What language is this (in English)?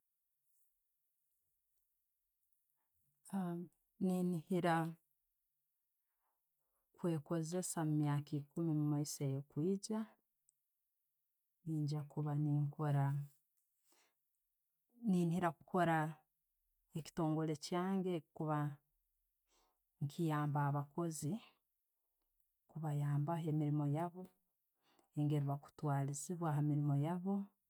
Tooro